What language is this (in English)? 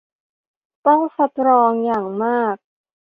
Thai